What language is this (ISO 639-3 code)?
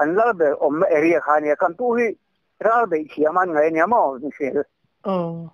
tha